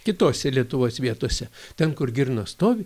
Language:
Lithuanian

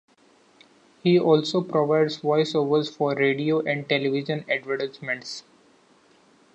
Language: English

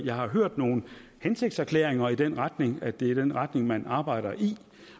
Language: Danish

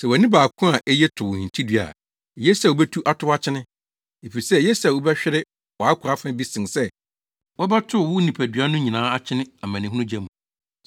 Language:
Akan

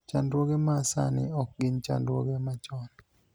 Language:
Luo (Kenya and Tanzania)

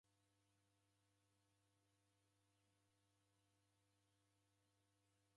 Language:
Taita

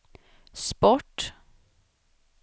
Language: Swedish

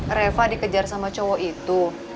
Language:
Indonesian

